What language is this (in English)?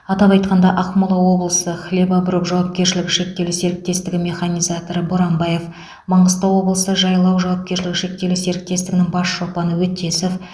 Kazakh